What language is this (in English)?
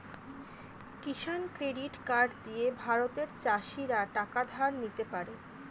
Bangla